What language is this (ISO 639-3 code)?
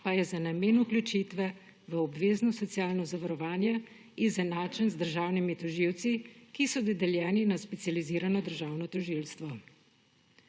slv